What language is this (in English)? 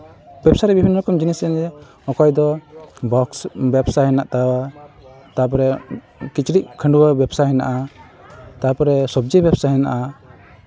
Santali